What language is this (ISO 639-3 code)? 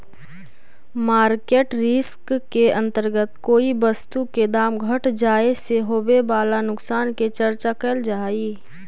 mag